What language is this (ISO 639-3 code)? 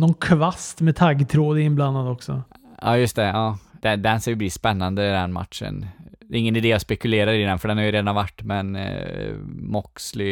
swe